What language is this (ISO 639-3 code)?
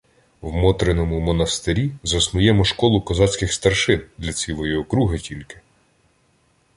ukr